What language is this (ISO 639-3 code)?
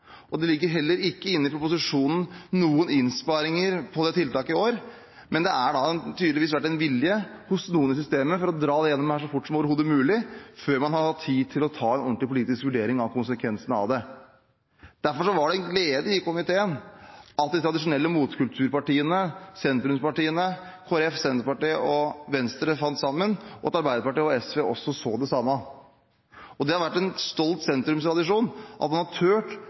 nob